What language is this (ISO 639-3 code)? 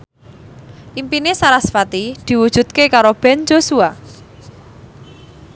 jav